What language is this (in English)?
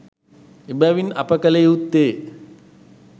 Sinhala